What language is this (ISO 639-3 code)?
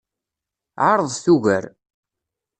kab